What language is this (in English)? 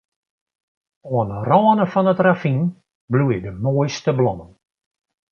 Western Frisian